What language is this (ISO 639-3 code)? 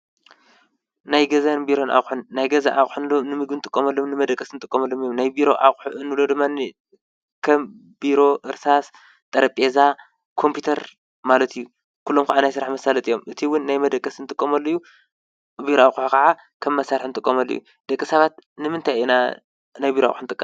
tir